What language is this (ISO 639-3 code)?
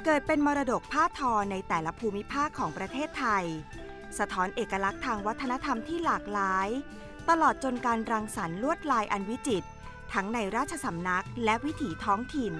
tha